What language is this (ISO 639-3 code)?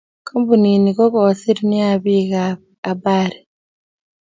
kln